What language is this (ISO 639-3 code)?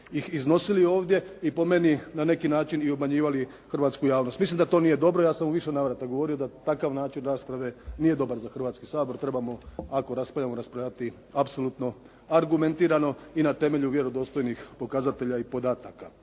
hrv